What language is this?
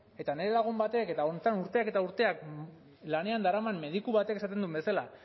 Basque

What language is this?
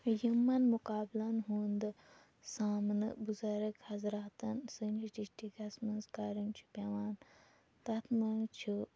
Kashmiri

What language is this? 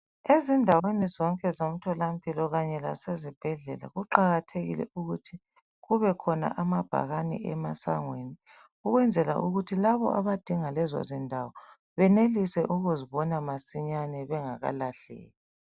North Ndebele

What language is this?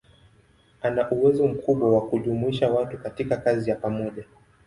Swahili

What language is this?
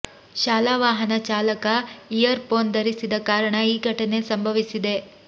Kannada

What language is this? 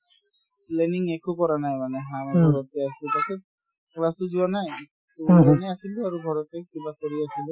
Assamese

